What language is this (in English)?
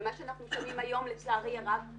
Hebrew